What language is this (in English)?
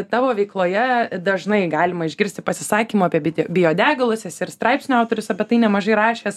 Lithuanian